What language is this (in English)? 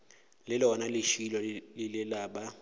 Northern Sotho